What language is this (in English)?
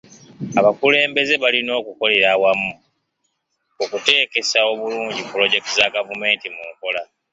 Ganda